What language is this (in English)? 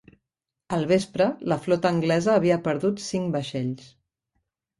Catalan